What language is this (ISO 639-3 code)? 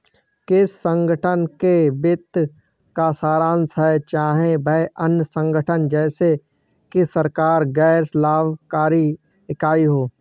hin